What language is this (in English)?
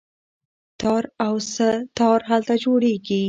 Pashto